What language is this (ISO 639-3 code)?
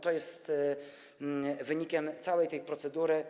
pol